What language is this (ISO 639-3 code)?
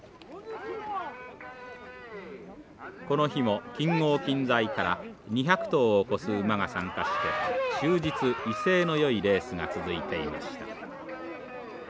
jpn